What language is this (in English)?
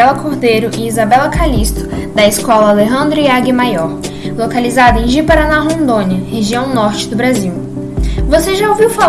Portuguese